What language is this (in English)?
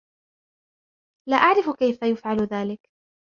Arabic